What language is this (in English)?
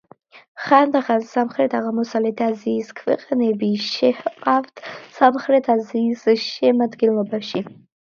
Georgian